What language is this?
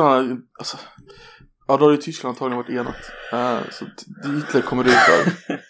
Swedish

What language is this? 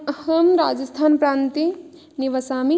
Sanskrit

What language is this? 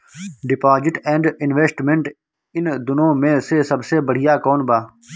Bhojpuri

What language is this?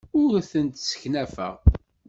Kabyle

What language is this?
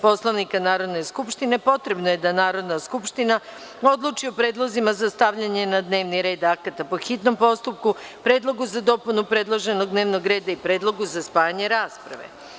Serbian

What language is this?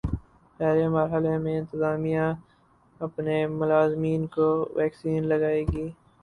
Urdu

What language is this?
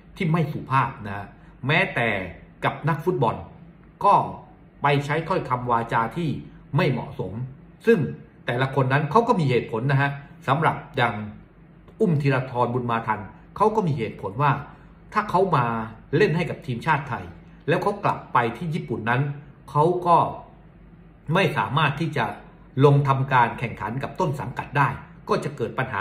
Thai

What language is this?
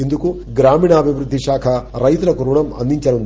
Telugu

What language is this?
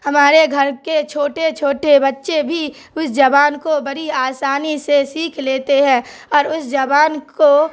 Urdu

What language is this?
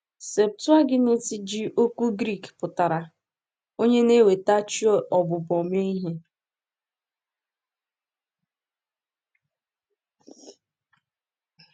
Igbo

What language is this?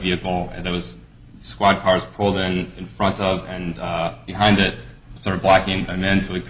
English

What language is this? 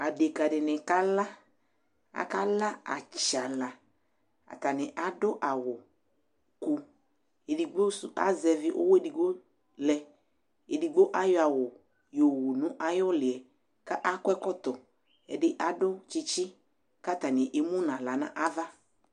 Ikposo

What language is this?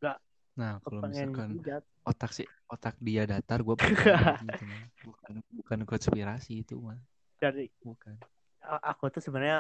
Indonesian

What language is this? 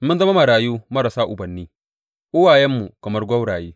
Hausa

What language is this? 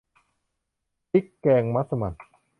Thai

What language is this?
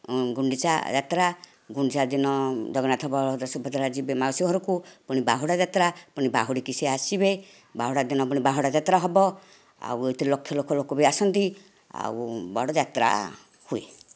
Odia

